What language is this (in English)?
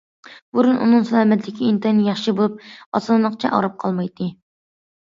Uyghur